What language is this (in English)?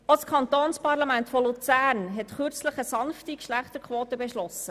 Swiss German